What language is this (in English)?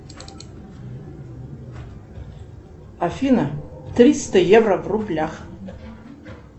Russian